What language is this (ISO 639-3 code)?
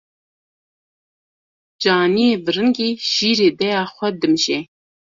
kur